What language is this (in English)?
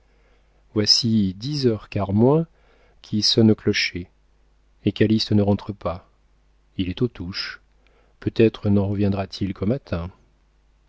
French